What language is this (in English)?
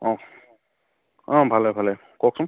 Assamese